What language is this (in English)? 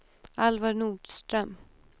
Swedish